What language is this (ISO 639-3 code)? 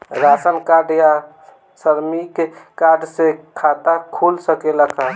bho